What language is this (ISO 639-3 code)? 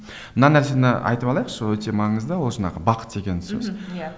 kaz